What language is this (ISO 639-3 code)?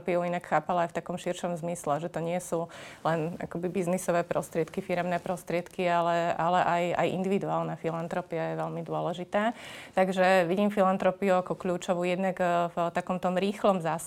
slk